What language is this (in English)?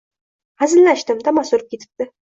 Uzbek